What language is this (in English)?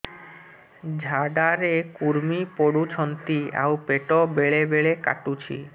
Odia